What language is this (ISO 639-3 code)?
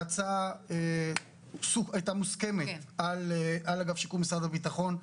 heb